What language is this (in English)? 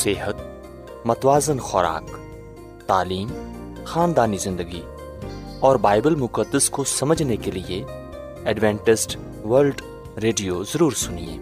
Urdu